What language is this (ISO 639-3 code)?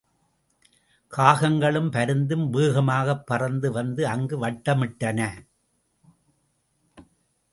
tam